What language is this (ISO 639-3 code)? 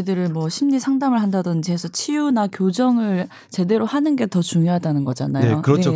kor